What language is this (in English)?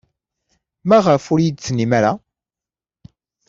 Kabyle